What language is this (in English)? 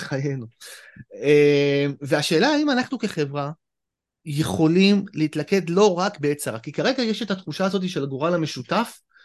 Hebrew